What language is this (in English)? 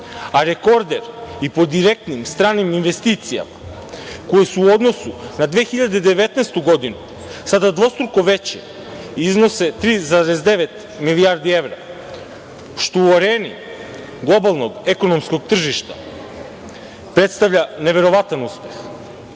Serbian